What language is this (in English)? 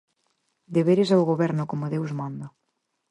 Galician